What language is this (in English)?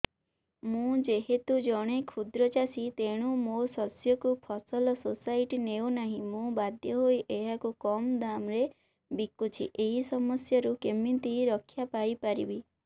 Odia